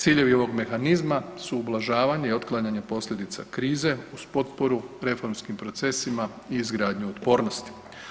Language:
Croatian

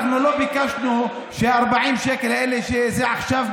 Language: Hebrew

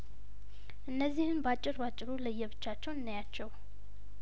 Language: Amharic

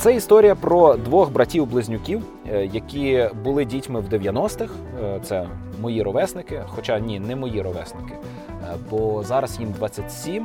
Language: Ukrainian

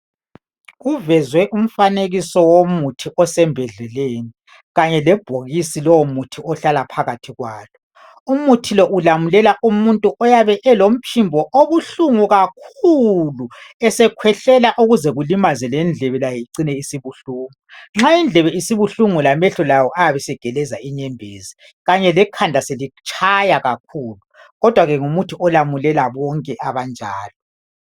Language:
North Ndebele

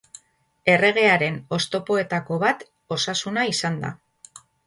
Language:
Basque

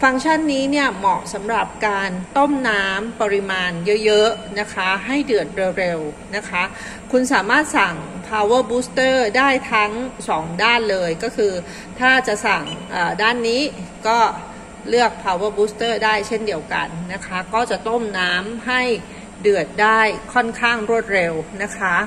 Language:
Thai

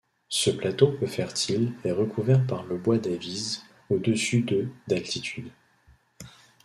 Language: French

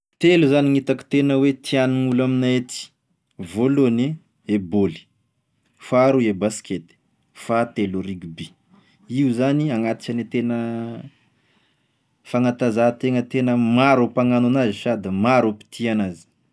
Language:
Tesaka Malagasy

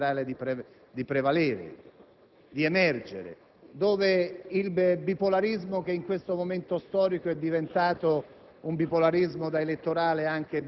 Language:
Italian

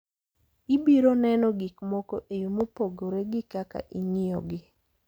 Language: Luo (Kenya and Tanzania)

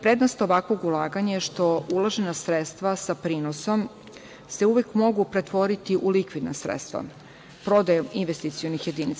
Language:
Serbian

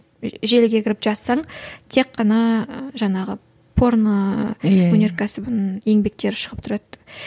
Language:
Kazakh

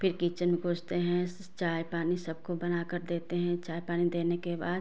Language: Hindi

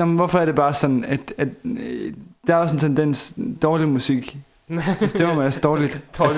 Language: Danish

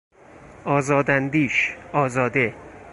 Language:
Persian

